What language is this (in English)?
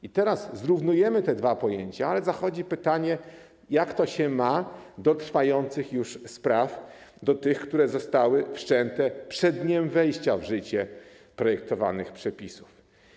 Polish